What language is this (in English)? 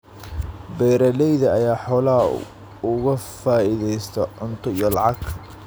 Somali